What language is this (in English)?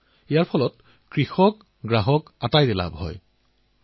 Assamese